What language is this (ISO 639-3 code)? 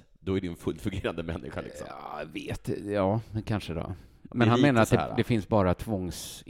swe